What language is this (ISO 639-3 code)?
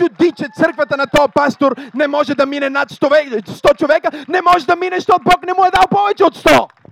bul